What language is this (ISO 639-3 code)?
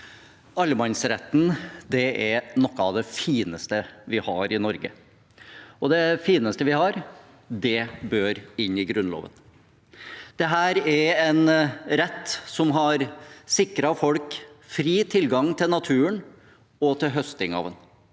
nor